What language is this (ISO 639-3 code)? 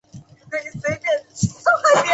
zho